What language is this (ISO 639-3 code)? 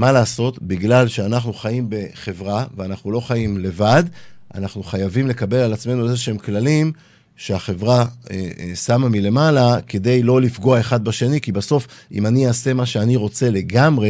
heb